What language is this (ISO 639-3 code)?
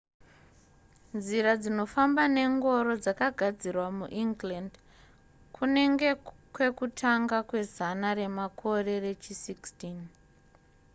sna